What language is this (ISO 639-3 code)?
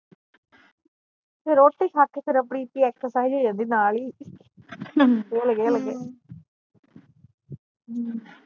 pan